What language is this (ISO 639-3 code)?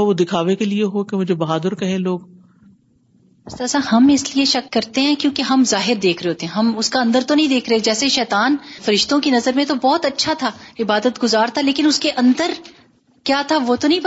urd